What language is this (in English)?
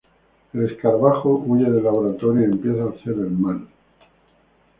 Spanish